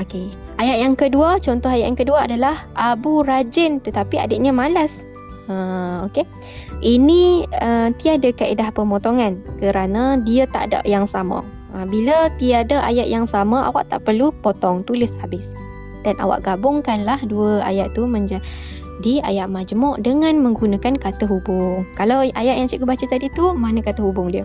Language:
Malay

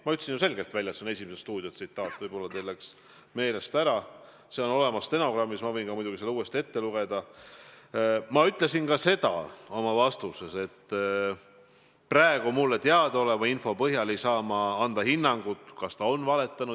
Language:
Estonian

